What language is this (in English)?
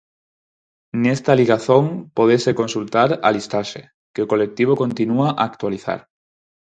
Galician